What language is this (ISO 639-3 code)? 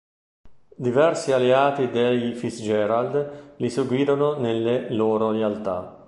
ita